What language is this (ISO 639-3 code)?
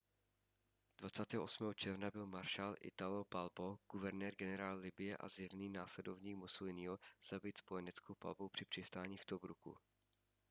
ces